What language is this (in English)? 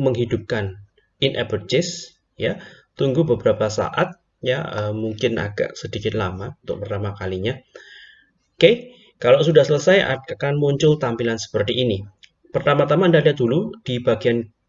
Indonesian